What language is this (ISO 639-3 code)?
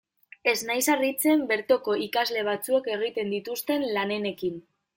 eus